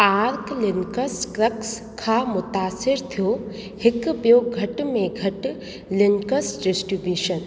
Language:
Sindhi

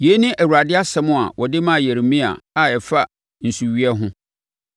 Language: Akan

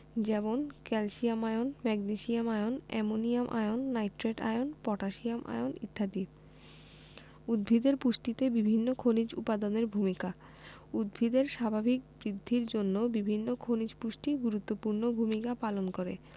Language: Bangla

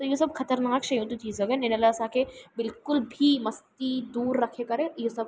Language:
Sindhi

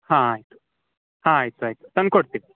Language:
Kannada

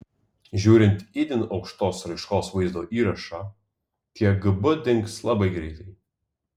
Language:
Lithuanian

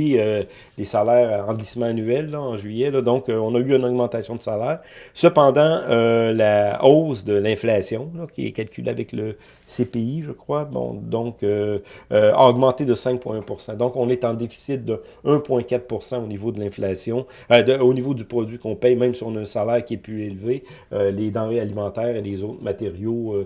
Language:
French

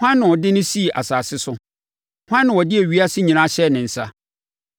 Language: Akan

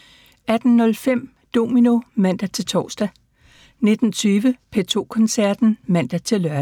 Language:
Danish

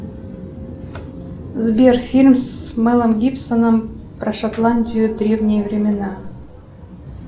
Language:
Russian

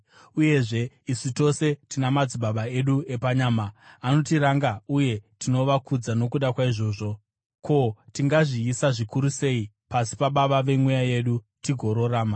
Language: Shona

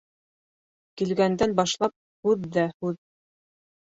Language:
Bashkir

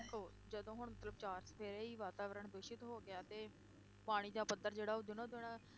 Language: Punjabi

